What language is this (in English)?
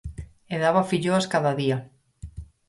Galician